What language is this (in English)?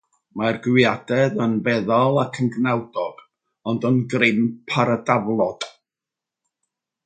Welsh